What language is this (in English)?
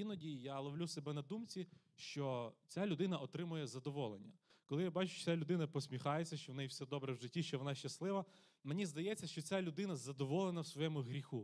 Ukrainian